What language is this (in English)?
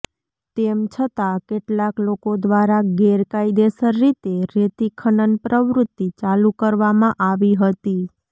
Gujarati